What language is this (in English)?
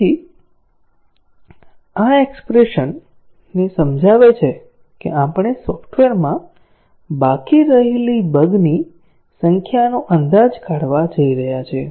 Gujarati